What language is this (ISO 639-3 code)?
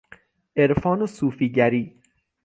fas